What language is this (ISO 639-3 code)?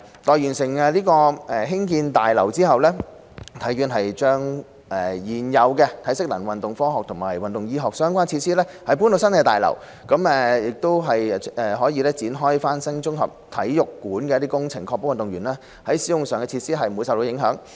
yue